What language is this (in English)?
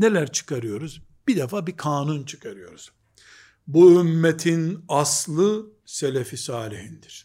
Turkish